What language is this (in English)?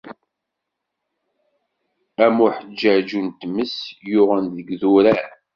Kabyle